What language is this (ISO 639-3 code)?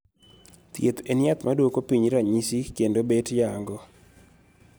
luo